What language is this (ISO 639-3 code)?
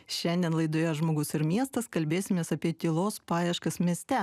lit